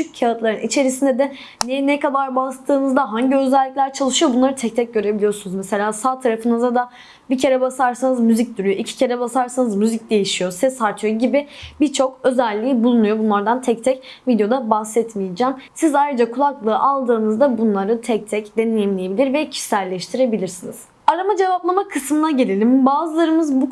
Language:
Turkish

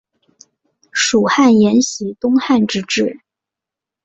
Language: Chinese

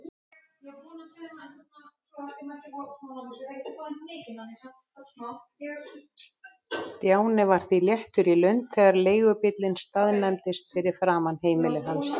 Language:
Icelandic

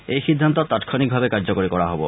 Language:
Assamese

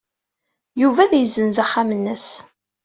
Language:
Kabyle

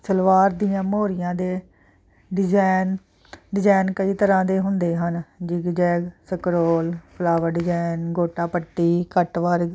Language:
Punjabi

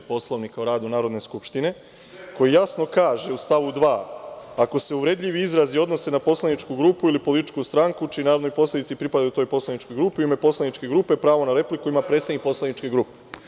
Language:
Serbian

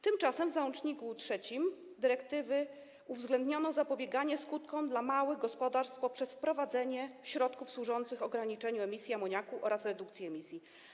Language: Polish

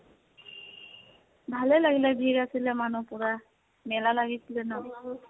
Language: Assamese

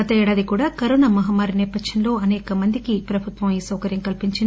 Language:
Telugu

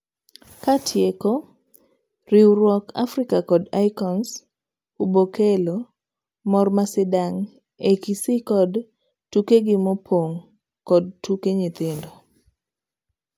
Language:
Luo (Kenya and Tanzania)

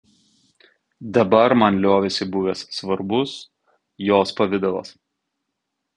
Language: Lithuanian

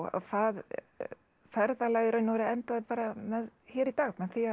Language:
Icelandic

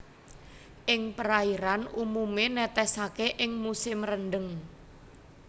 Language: Javanese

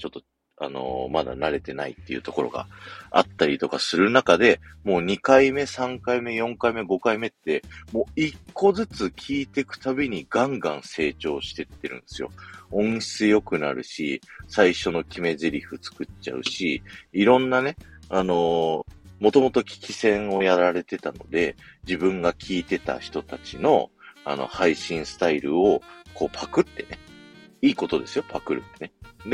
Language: Japanese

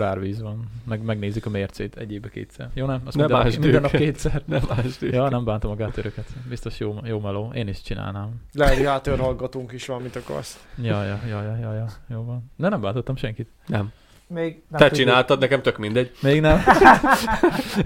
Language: Hungarian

